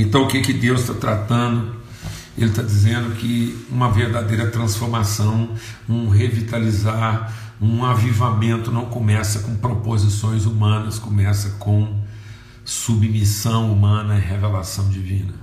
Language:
Portuguese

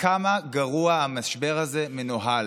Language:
Hebrew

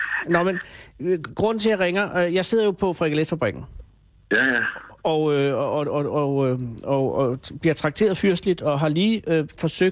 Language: Danish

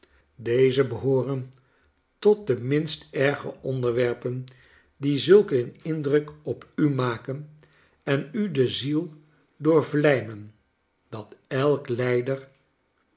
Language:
Dutch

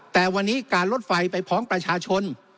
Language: Thai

